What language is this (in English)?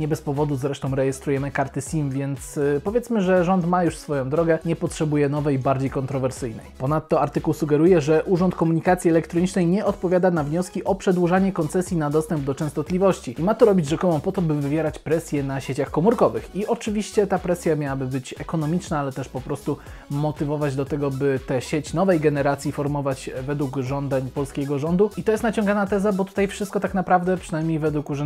Polish